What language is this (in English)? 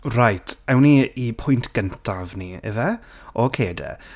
Welsh